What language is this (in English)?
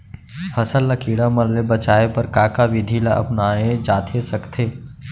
Chhattisgarhi